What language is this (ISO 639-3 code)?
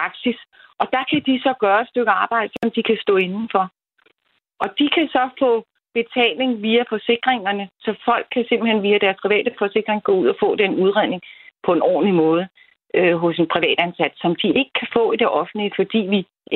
dan